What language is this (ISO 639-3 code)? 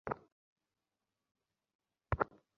ben